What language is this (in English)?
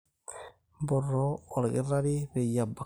Masai